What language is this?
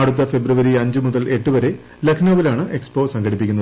Malayalam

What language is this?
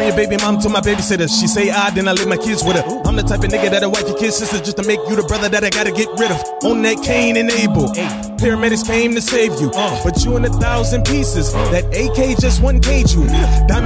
English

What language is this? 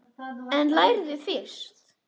Icelandic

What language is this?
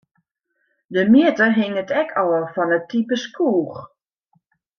Western Frisian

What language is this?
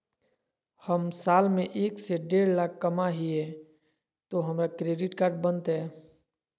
Magahi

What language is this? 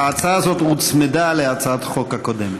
Hebrew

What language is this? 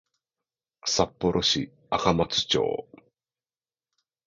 Japanese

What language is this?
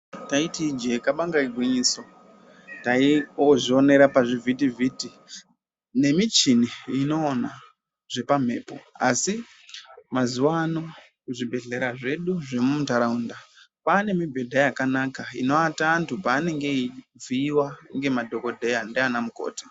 Ndau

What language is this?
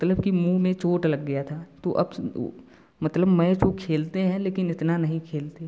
Hindi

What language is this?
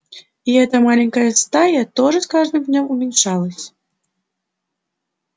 Russian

